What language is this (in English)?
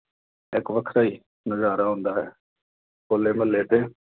Punjabi